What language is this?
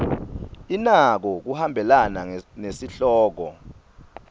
Swati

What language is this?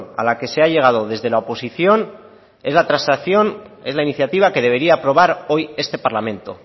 Spanish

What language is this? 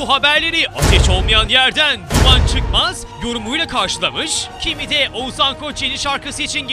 Turkish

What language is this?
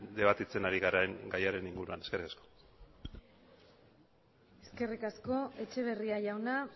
Basque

